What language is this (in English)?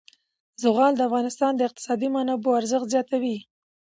Pashto